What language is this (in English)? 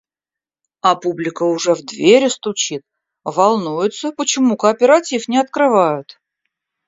Russian